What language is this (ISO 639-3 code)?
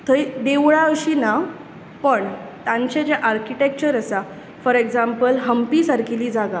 kok